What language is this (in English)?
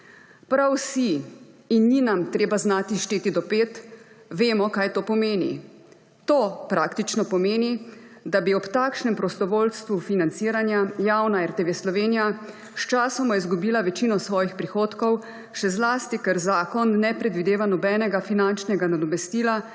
Slovenian